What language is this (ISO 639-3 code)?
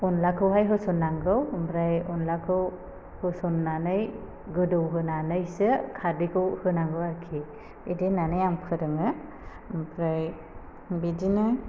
brx